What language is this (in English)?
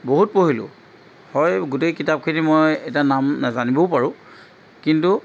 Assamese